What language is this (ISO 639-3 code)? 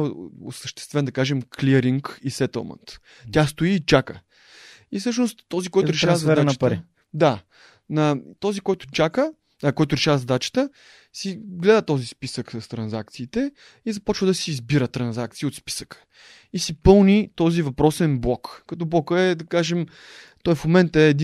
bul